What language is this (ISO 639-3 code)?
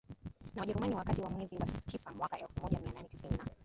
swa